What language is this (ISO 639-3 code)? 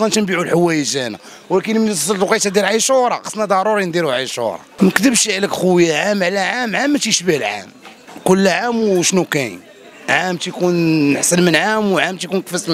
ara